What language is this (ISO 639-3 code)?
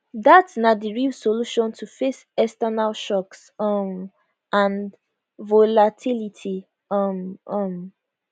pcm